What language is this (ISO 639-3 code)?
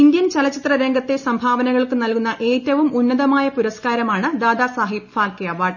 mal